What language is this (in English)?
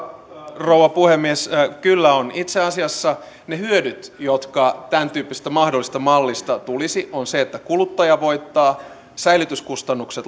Finnish